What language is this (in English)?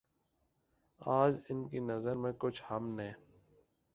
Urdu